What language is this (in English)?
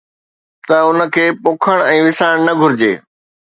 Sindhi